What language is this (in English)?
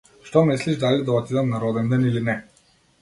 Macedonian